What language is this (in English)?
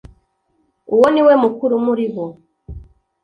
Kinyarwanda